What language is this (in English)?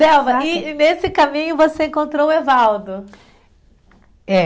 Portuguese